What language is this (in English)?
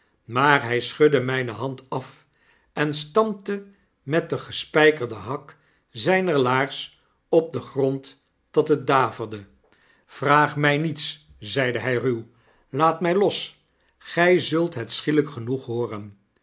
Dutch